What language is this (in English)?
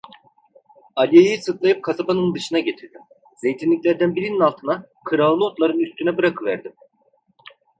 Turkish